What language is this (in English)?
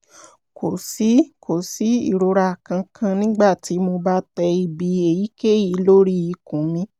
Yoruba